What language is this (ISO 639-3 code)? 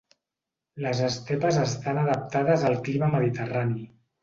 cat